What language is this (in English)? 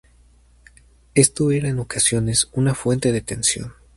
Spanish